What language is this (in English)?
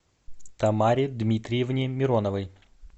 Russian